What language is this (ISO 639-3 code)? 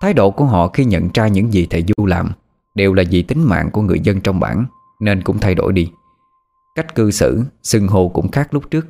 vie